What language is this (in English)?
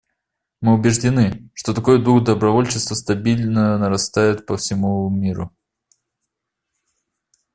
Russian